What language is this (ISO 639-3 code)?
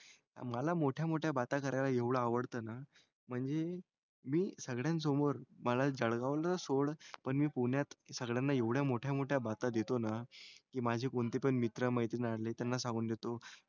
mar